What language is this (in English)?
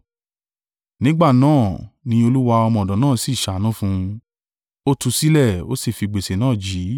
Yoruba